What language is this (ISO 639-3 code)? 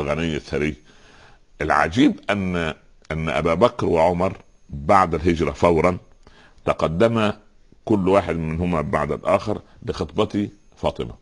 ara